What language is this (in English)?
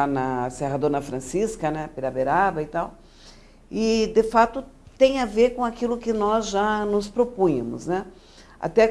Portuguese